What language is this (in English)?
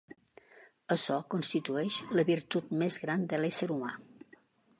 Catalan